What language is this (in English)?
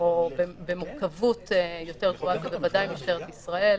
Hebrew